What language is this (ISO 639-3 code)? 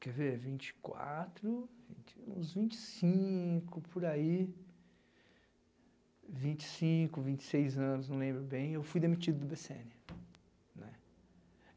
por